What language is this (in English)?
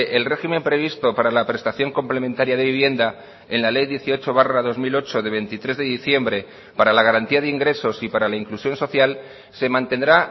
Spanish